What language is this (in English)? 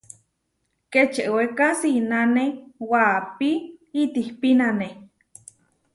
Huarijio